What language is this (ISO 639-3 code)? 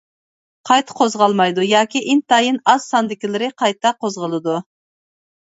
uig